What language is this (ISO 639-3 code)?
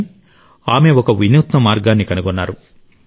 tel